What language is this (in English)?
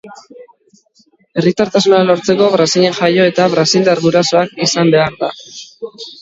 Basque